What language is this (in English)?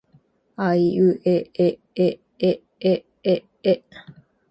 Japanese